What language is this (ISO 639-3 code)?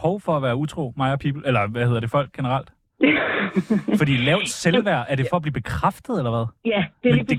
dan